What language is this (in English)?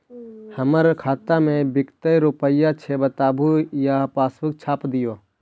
Magahi